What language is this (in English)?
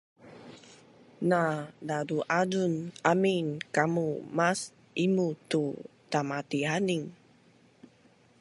Bunun